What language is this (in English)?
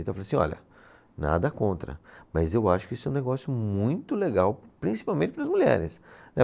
Portuguese